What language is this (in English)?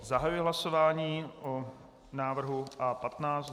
Czech